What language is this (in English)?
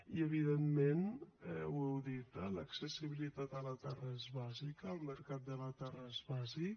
Catalan